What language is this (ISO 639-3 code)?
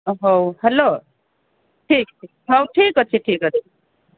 ori